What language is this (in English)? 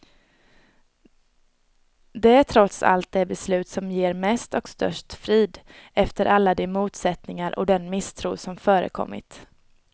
Swedish